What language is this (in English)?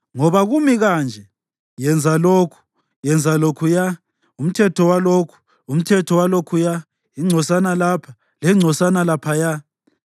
North Ndebele